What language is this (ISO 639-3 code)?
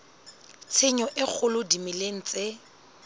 sot